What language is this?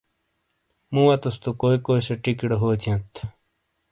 Shina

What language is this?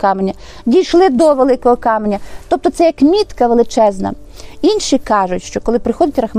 Ukrainian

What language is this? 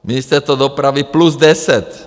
Czech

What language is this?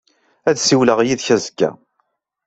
Kabyle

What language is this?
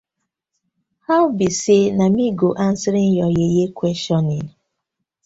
Nigerian Pidgin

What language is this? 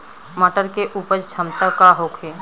Bhojpuri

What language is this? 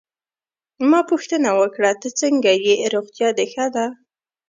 Pashto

